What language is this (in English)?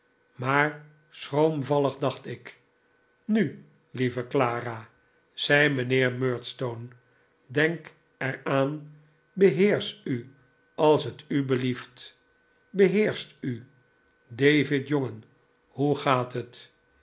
Dutch